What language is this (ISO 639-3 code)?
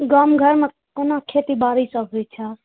mai